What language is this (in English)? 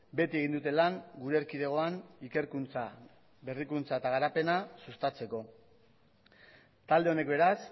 Basque